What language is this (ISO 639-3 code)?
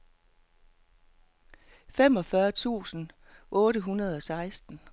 dan